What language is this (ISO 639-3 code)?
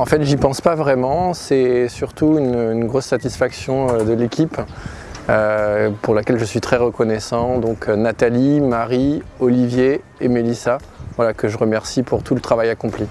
fra